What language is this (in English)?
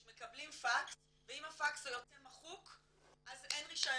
Hebrew